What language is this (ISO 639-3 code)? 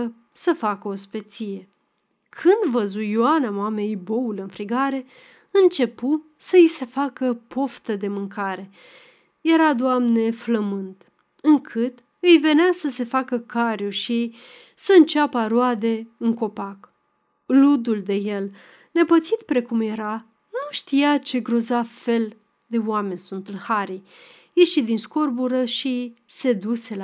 ron